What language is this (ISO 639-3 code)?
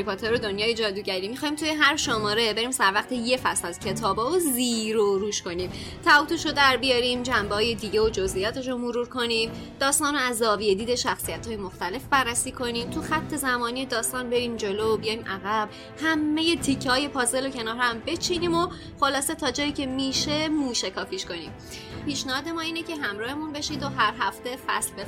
fas